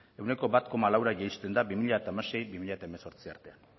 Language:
Basque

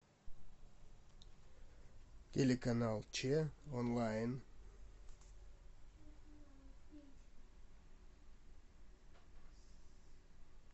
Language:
Russian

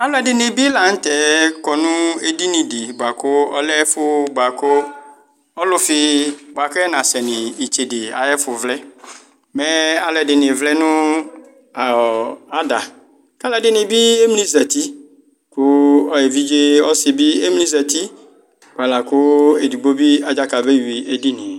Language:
Ikposo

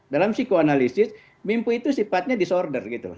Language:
Indonesian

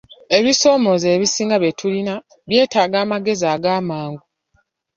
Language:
Ganda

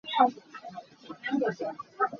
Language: Hakha Chin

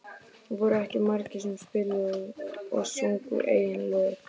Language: Icelandic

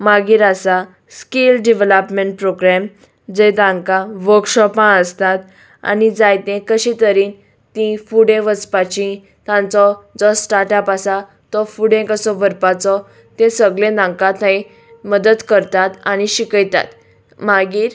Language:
Konkani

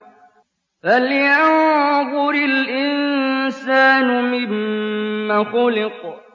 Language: Arabic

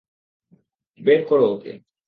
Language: Bangla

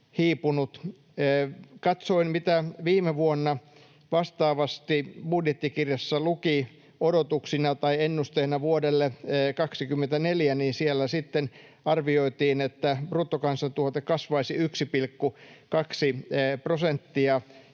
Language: Finnish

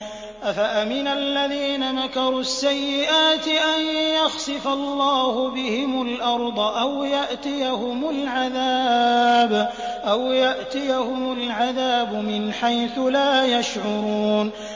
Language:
Arabic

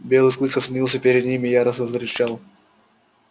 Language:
Russian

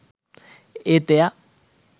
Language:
Sinhala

